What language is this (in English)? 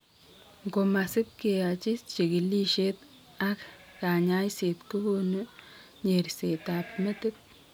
Kalenjin